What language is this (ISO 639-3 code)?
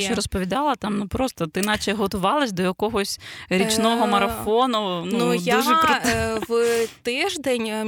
ukr